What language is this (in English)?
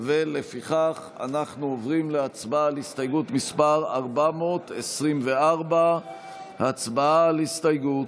Hebrew